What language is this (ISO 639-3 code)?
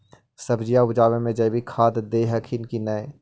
mag